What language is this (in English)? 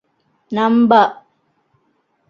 Divehi